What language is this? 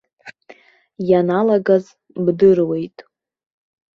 Abkhazian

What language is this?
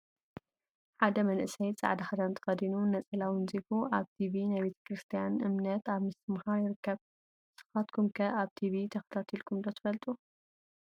Tigrinya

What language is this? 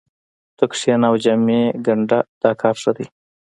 Pashto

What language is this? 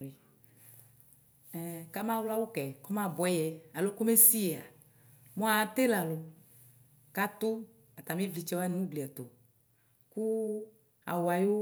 Ikposo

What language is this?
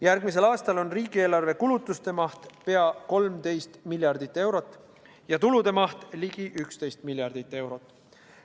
Estonian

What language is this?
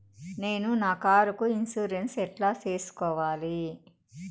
Telugu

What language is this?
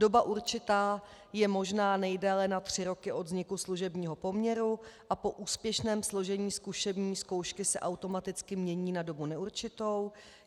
Czech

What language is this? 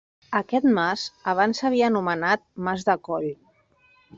Catalan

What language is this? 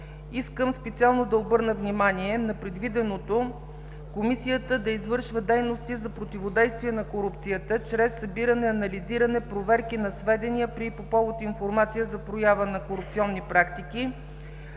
Bulgarian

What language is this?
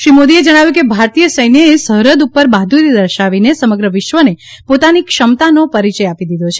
Gujarati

